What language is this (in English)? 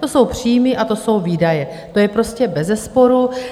Czech